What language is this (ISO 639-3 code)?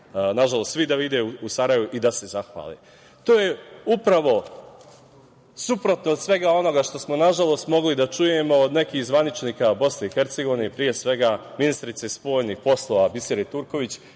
srp